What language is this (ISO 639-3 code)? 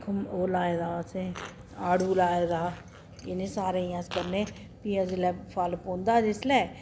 doi